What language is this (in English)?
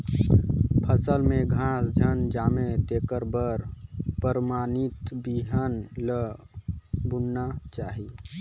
Chhattisgarhi